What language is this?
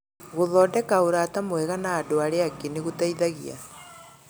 Kikuyu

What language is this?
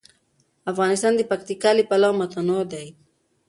Pashto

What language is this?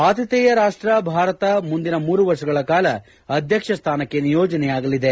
Kannada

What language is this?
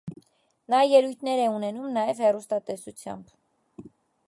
Armenian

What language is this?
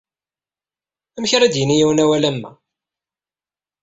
Kabyle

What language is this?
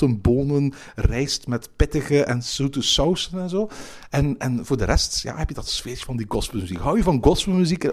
Dutch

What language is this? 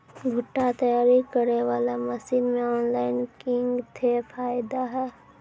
Maithili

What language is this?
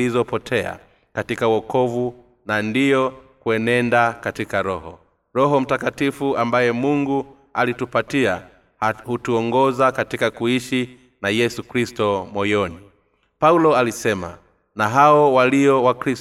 Swahili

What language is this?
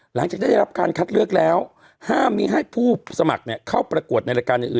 Thai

